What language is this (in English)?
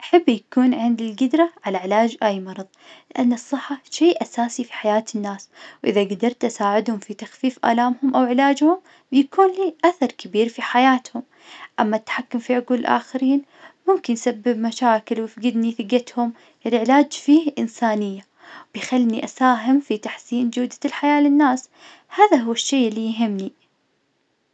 Najdi Arabic